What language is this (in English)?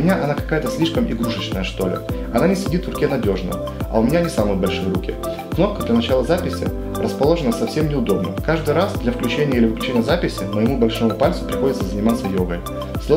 Russian